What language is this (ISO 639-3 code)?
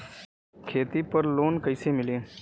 bho